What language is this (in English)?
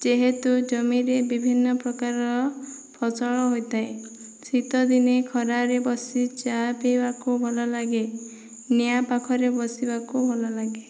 Odia